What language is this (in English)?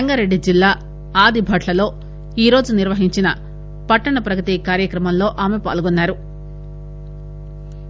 Telugu